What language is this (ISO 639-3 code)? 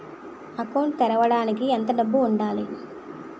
tel